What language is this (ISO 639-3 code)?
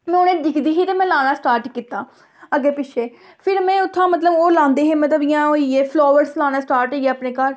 doi